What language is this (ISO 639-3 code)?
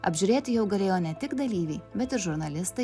lit